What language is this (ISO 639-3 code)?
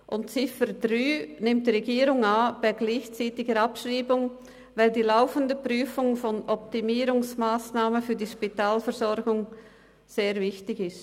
gsw